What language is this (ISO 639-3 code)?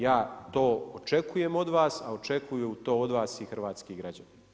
hrv